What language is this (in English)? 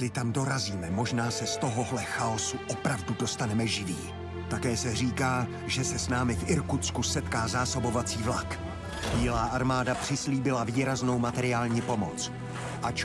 Czech